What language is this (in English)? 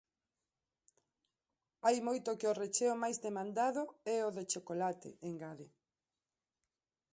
Galician